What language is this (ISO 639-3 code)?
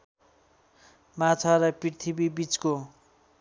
nep